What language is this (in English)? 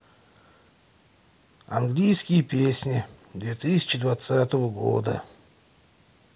Russian